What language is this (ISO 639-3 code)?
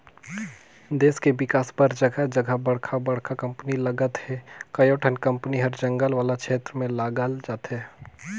hne